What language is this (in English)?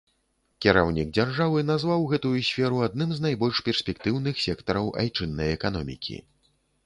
Belarusian